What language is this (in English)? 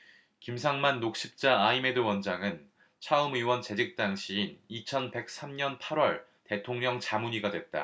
Korean